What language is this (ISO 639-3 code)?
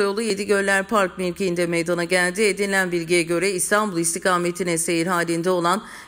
tur